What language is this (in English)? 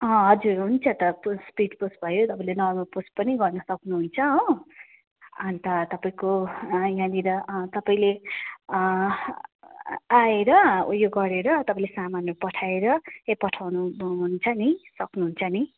Nepali